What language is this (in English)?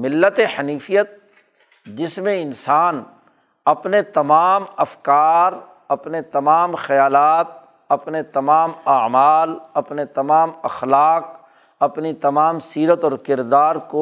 Urdu